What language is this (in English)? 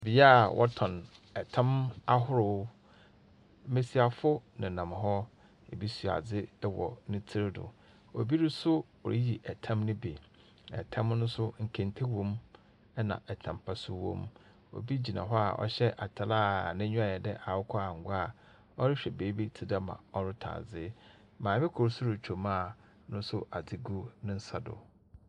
Akan